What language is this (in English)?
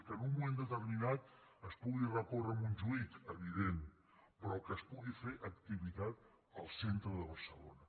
Catalan